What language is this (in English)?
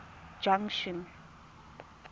Tswana